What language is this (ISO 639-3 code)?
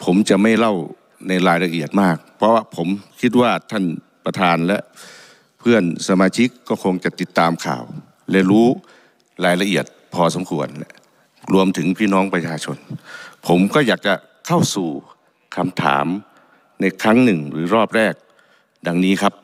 tha